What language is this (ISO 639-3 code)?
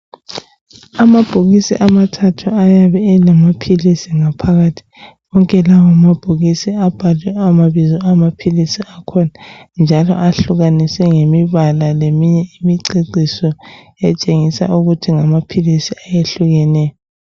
nde